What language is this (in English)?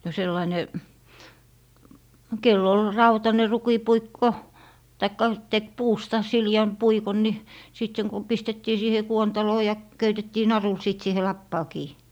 Finnish